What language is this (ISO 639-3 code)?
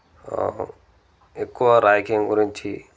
tel